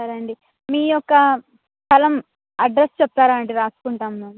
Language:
Telugu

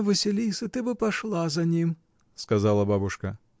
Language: Russian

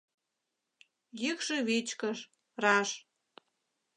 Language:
Mari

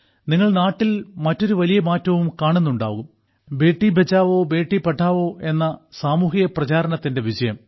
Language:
Malayalam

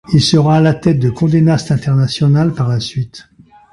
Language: French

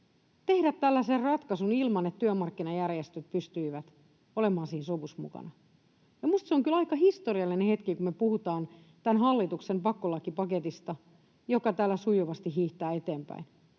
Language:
Finnish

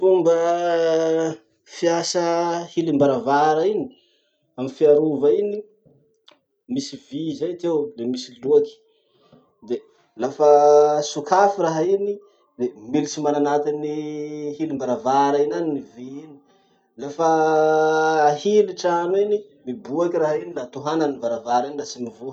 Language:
Masikoro Malagasy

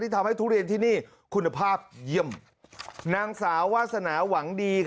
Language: Thai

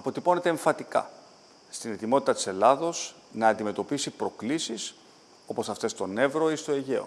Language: Greek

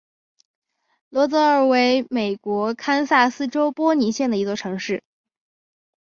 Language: Chinese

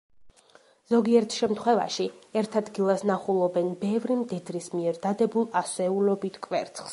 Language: Georgian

